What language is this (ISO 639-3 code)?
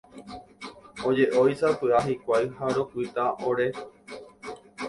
grn